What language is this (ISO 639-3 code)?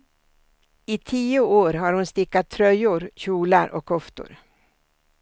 swe